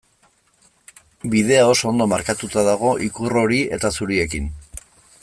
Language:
Basque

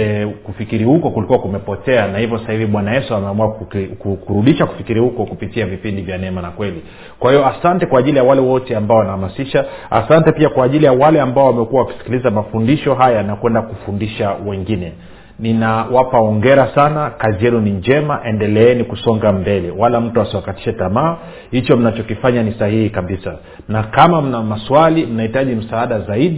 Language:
Swahili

